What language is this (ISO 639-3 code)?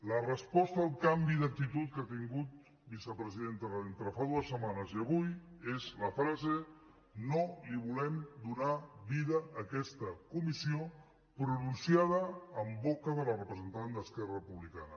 cat